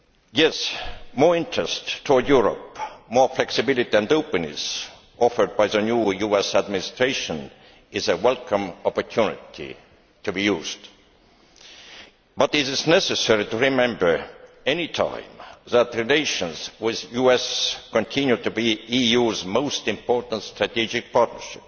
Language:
English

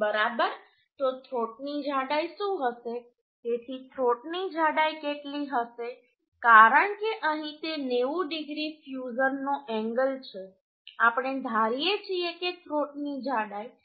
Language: Gujarati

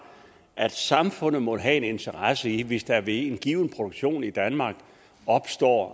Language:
Danish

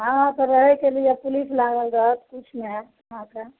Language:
Maithili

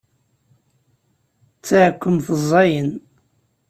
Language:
Kabyle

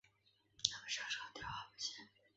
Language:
Chinese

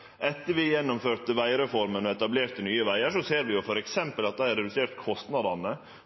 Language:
Norwegian Nynorsk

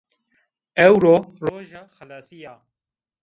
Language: Zaza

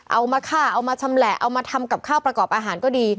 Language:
Thai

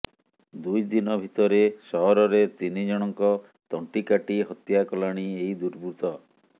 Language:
Odia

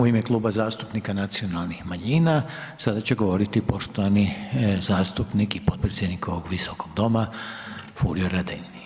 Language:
Croatian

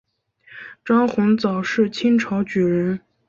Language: Chinese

